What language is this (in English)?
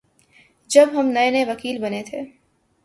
Urdu